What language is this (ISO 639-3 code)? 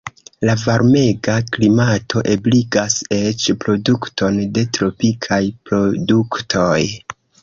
epo